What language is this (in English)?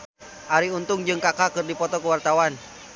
Sundanese